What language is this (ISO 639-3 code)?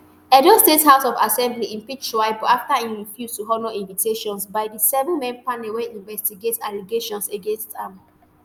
pcm